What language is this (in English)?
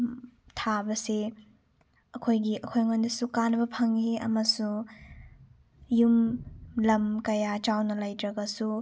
Manipuri